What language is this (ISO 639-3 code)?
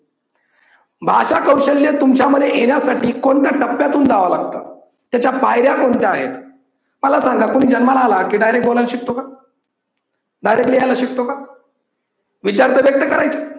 mar